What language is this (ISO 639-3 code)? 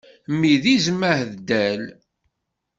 kab